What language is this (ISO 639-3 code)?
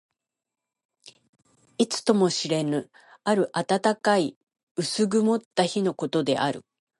jpn